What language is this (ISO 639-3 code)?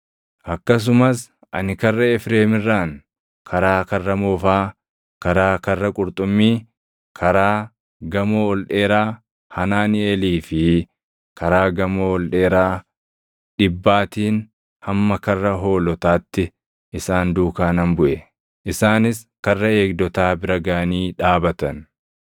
orm